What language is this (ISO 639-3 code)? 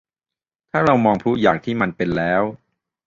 tha